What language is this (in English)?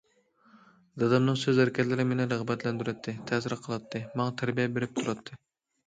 Uyghur